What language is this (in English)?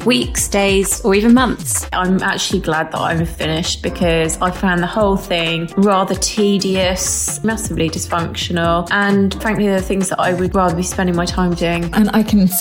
English